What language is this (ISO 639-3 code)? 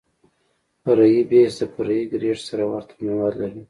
pus